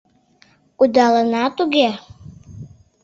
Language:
Mari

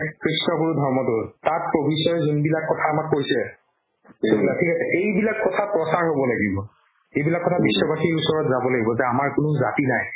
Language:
Assamese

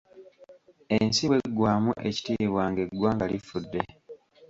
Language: Ganda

